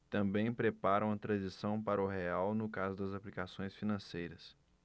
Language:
Portuguese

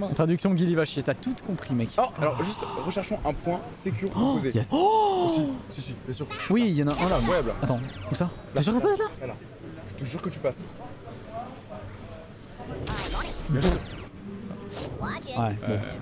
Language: French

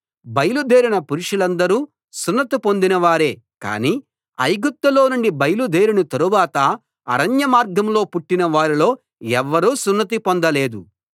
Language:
Telugu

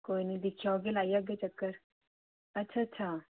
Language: Dogri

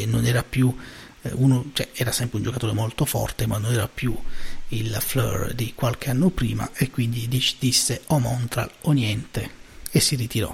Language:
Italian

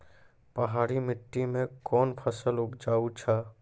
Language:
Maithili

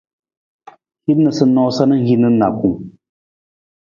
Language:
Nawdm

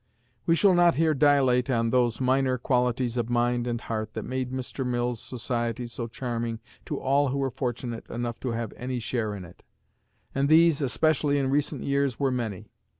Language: English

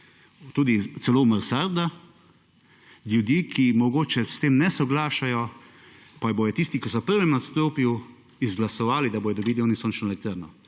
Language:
Slovenian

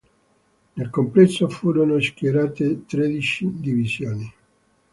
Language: Italian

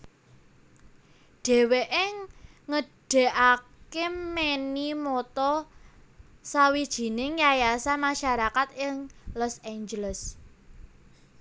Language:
Javanese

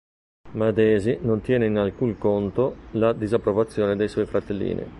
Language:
Italian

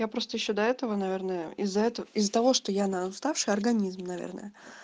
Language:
Russian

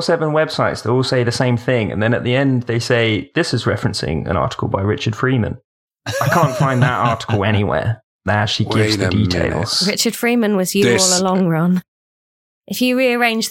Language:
English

